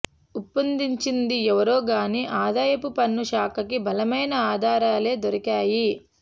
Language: Telugu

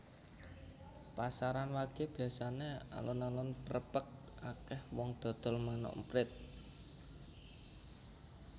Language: Javanese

